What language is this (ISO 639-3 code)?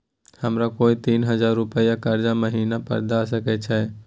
mai